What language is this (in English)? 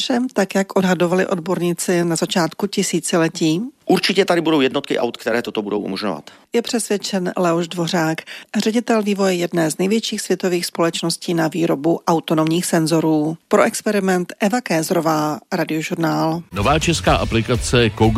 Czech